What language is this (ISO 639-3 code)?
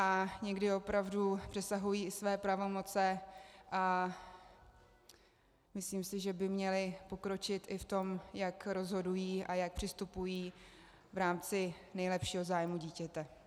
ces